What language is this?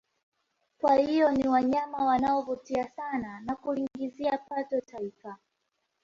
Swahili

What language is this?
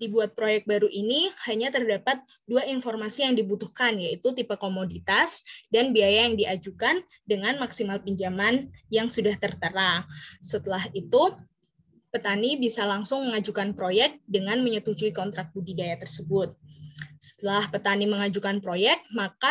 Indonesian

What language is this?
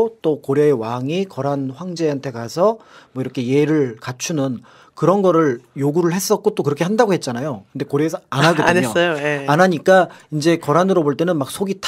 Korean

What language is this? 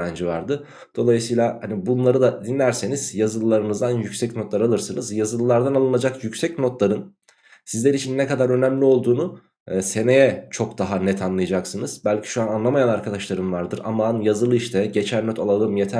Turkish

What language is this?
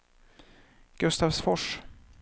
Swedish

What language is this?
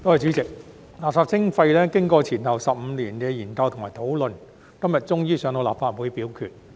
Cantonese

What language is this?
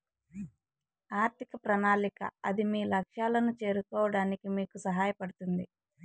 Telugu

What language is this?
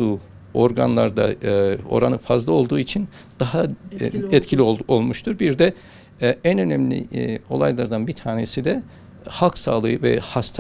Turkish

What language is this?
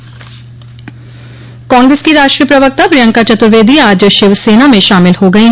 Hindi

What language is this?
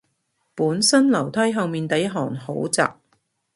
Cantonese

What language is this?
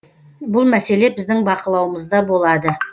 Kazakh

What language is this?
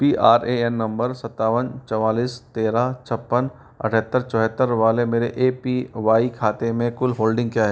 Hindi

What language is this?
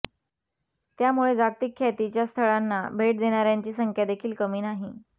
Marathi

